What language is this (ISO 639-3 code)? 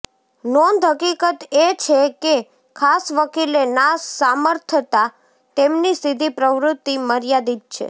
guj